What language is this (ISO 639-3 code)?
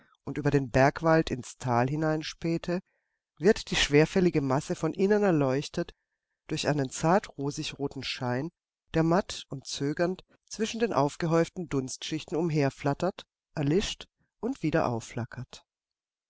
deu